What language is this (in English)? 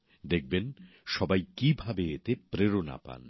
Bangla